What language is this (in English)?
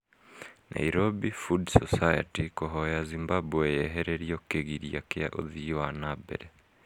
Kikuyu